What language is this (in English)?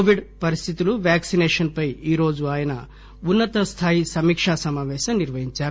Telugu